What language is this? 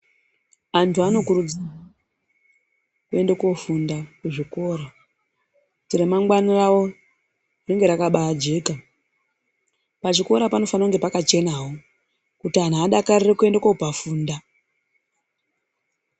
Ndau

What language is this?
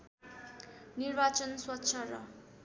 Nepali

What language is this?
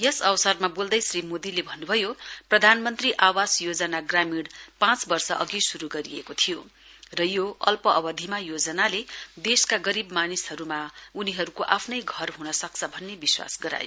Nepali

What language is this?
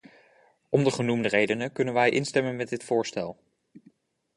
Dutch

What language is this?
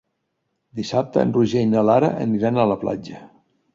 Catalan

